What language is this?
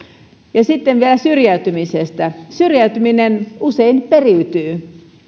Finnish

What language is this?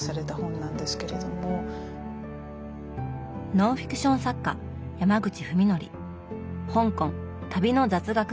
Japanese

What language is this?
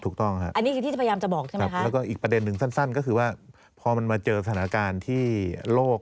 Thai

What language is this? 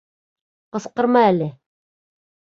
Bashkir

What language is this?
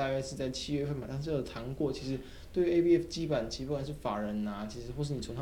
Chinese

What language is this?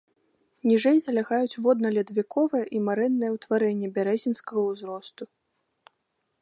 Belarusian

